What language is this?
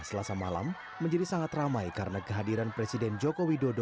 Indonesian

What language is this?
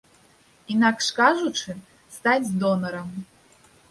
Belarusian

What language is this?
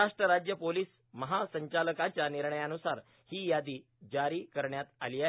Marathi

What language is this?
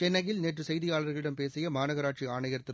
Tamil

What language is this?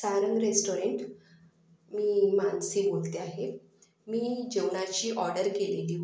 Marathi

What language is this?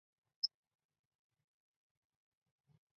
Chinese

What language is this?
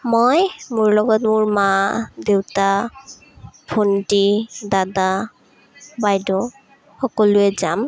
Assamese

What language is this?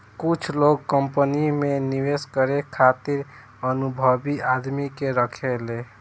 Bhojpuri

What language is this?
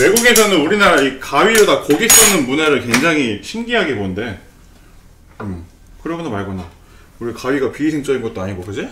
Korean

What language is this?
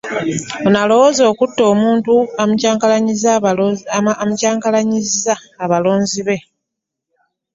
Ganda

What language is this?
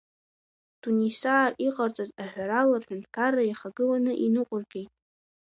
Abkhazian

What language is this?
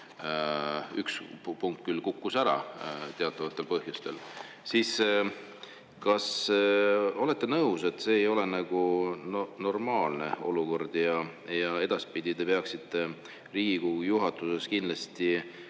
Estonian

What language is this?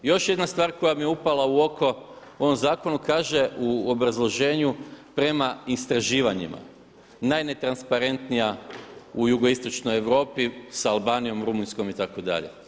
Croatian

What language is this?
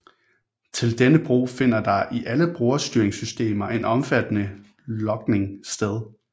Danish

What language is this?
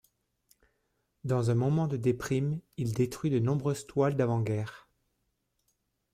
French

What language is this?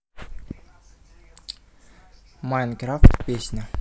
Russian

